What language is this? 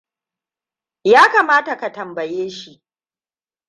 Hausa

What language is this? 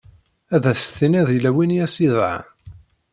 Kabyle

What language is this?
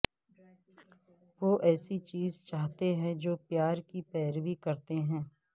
Urdu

